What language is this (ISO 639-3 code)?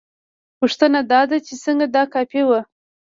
pus